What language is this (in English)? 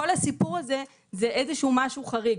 Hebrew